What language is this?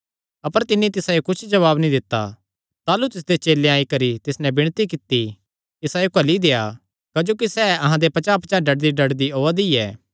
Kangri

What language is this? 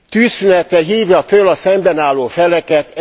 Hungarian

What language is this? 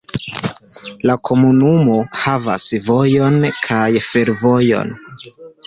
Esperanto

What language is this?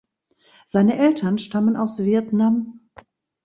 German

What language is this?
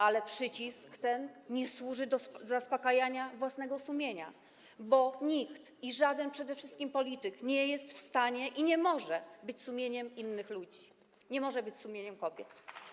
Polish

